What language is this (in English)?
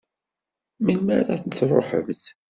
Kabyle